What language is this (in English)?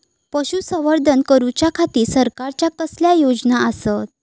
Marathi